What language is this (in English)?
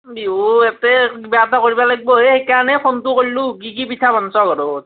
Assamese